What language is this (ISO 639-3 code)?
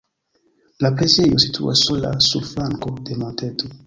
epo